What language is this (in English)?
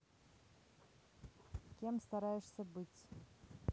Russian